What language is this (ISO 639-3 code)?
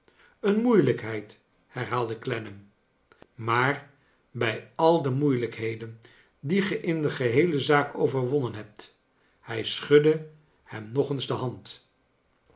nld